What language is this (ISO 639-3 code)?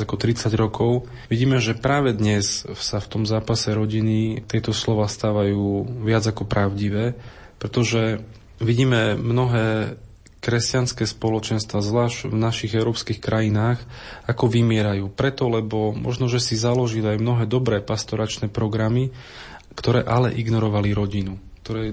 slk